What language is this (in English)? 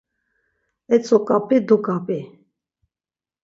Laz